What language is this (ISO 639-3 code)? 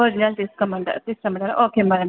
tel